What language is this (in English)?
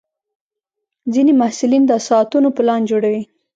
Pashto